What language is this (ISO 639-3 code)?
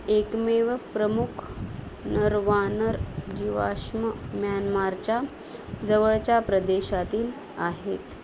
mar